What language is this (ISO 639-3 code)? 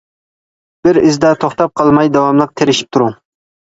uig